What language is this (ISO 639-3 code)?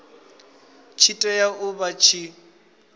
ven